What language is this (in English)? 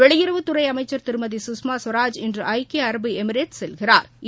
Tamil